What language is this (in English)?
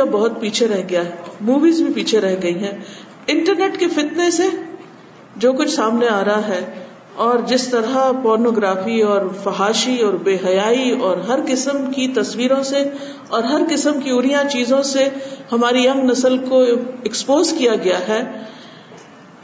Urdu